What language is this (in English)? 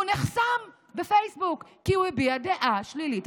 Hebrew